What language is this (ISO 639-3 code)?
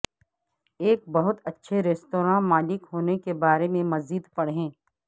urd